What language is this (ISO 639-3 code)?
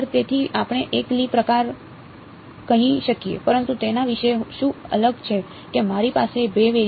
guj